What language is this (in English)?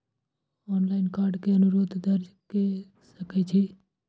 Maithili